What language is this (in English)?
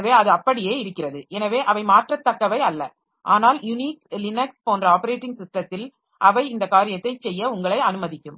Tamil